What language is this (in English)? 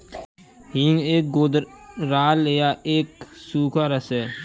Hindi